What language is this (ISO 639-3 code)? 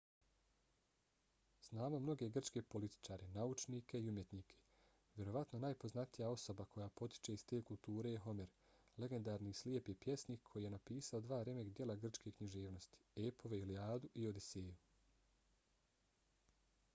bos